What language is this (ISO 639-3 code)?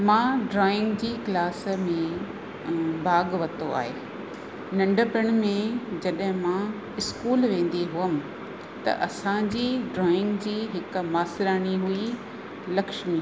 snd